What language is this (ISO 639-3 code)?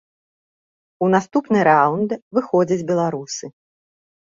bel